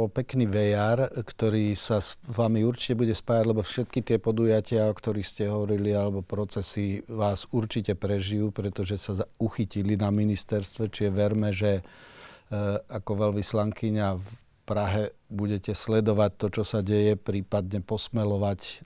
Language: Slovak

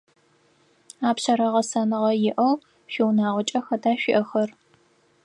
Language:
Adyghe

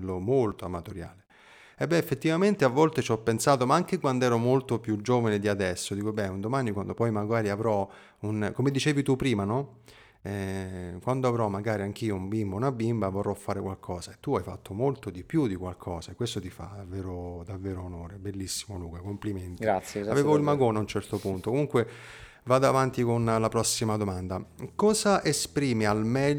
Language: Italian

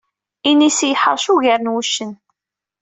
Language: Kabyle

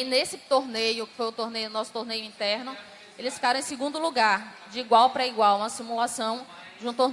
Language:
Portuguese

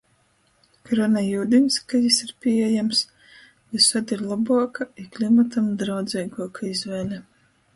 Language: Latgalian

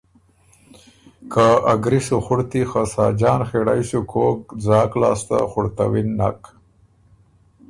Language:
Ormuri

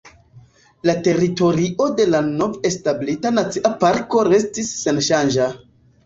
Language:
Esperanto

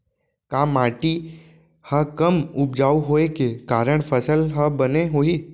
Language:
Chhattisgarhi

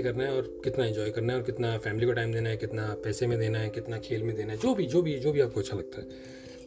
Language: Hindi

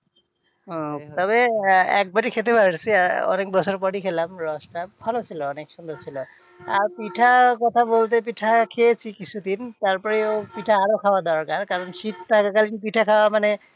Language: Bangla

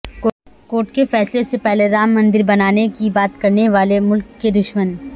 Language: Urdu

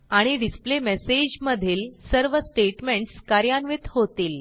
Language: Marathi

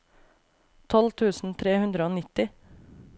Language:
Norwegian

